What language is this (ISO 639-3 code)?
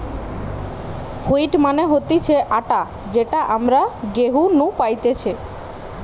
ben